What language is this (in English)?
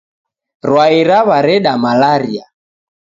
Taita